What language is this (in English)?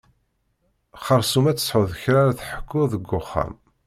Kabyle